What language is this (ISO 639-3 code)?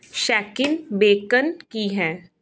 pan